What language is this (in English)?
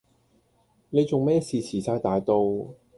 Cantonese